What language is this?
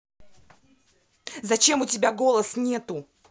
Russian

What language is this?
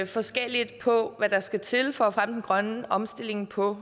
Danish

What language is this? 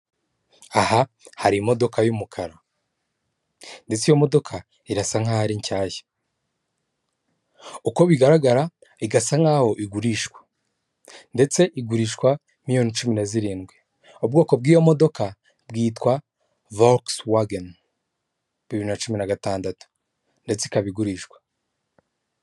Kinyarwanda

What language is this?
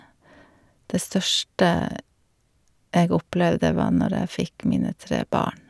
Norwegian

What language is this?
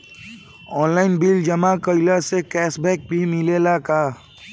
Bhojpuri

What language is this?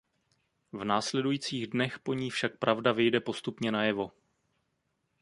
Czech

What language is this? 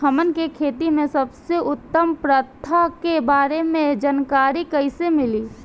Bhojpuri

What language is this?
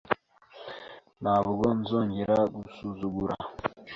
Kinyarwanda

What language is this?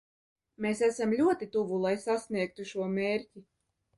Latvian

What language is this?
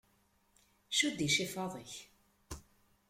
Kabyle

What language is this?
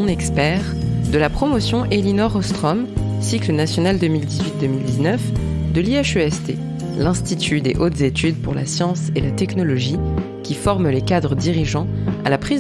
French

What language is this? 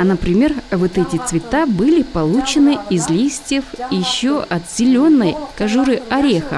Russian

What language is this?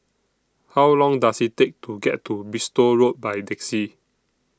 English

